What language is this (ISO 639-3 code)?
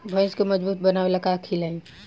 bho